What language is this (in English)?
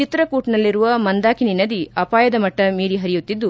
Kannada